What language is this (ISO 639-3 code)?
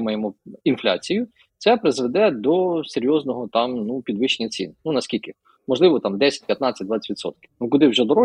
ukr